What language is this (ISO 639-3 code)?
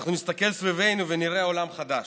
heb